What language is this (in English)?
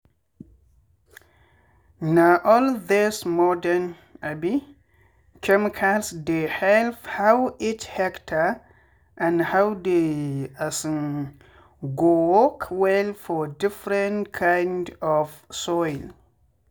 Nigerian Pidgin